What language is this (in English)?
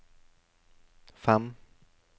Norwegian